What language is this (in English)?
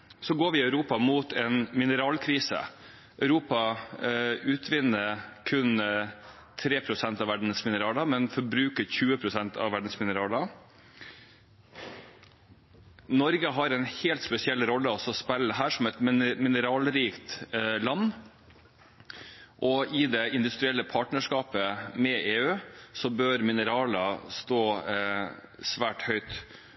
Norwegian Bokmål